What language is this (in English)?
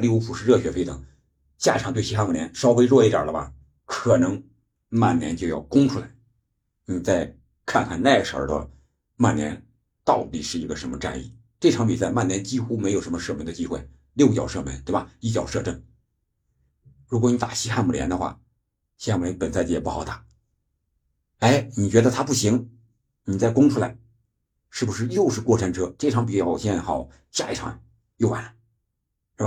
Chinese